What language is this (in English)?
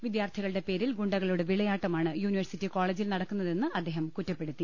Malayalam